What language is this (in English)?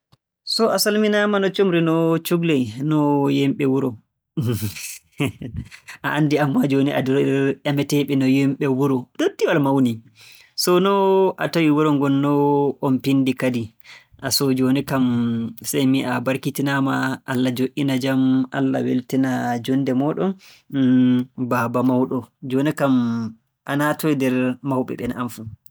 Borgu Fulfulde